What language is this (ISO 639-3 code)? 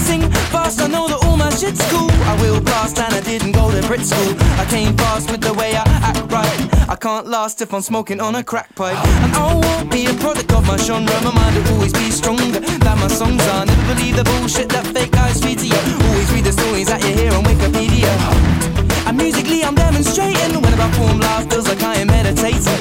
hun